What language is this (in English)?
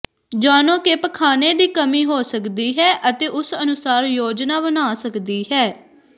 Punjabi